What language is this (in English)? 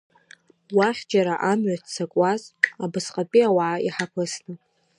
Abkhazian